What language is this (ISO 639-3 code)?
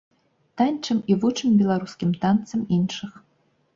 bel